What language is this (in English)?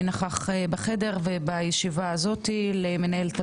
Hebrew